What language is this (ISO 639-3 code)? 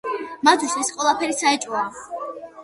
kat